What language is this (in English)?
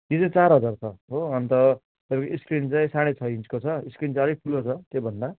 Nepali